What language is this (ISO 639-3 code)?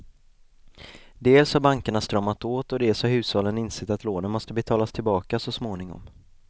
swe